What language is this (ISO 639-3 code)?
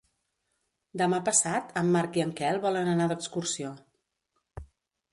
cat